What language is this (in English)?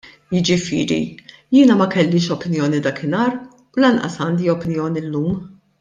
Maltese